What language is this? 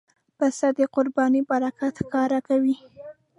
Pashto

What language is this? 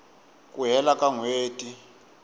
Tsonga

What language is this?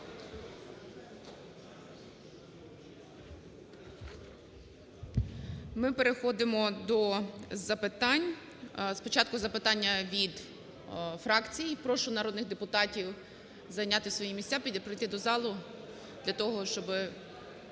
Ukrainian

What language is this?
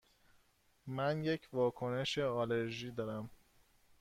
Persian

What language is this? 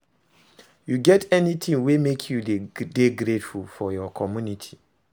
Nigerian Pidgin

